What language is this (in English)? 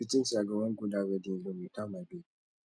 Nigerian Pidgin